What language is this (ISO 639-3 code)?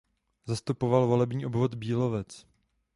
ces